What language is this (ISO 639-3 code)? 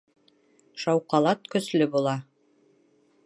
bak